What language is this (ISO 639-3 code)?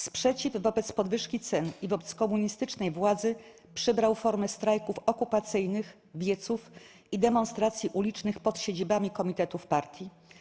pol